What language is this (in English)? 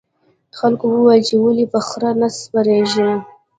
Pashto